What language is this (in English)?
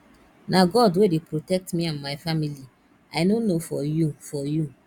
Nigerian Pidgin